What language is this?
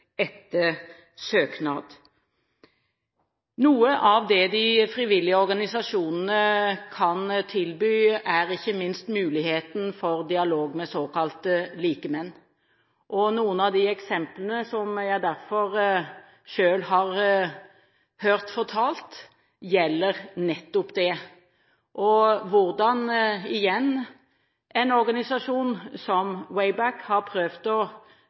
Norwegian Bokmål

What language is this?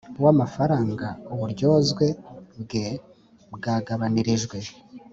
Kinyarwanda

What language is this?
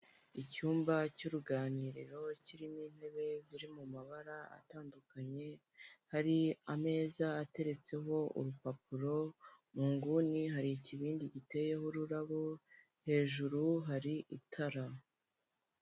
Kinyarwanda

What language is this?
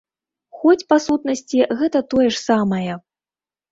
Belarusian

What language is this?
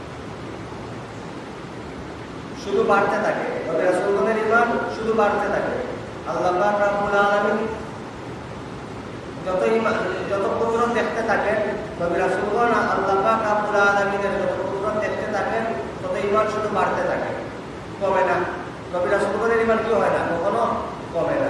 Indonesian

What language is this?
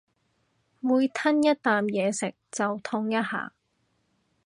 Cantonese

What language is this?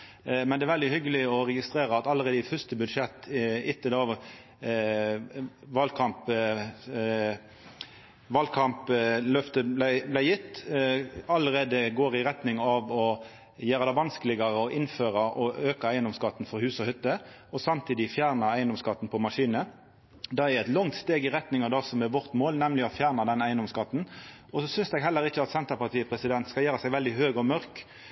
Norwegian Nynorsk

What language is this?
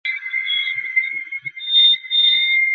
Bangla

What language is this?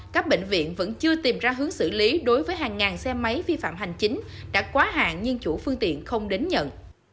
Vietnamese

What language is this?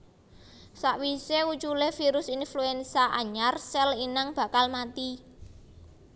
Javanese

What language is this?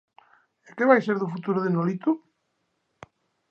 Galician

